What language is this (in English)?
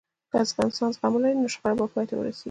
Pashto